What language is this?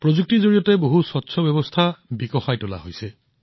Assamese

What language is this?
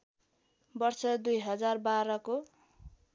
Nepali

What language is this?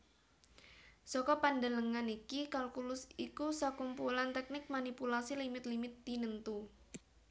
Javanese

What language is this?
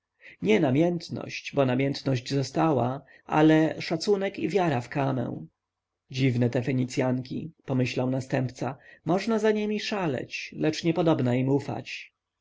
Polish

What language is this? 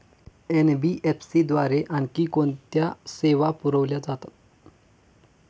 Marathi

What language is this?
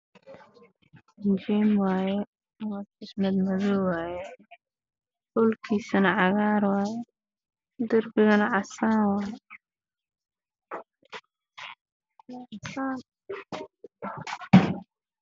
Somali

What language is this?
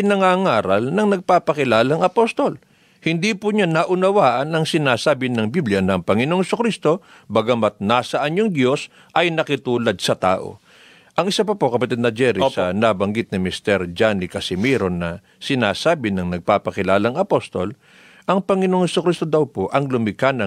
Filipino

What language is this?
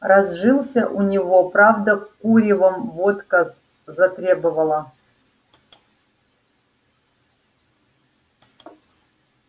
Russian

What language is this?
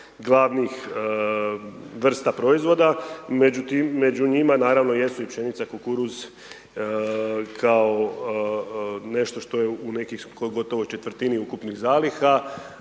Croatian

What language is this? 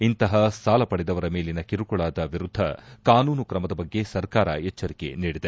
Kannada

